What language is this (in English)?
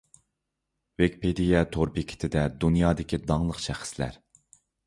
Uyghur